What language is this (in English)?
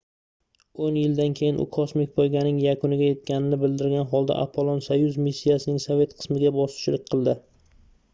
Uzbek